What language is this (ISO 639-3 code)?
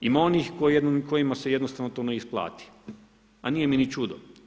hrv